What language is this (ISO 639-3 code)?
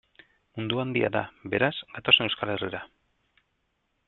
eus